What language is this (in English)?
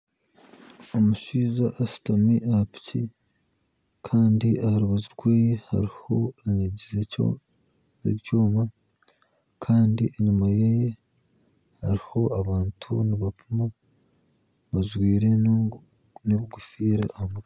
Nyankole